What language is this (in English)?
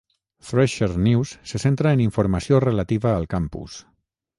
Catalan